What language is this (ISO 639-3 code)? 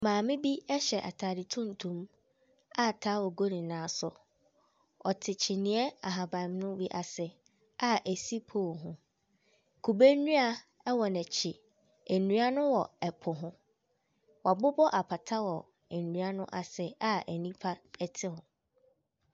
aka